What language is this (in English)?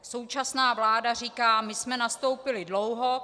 Czech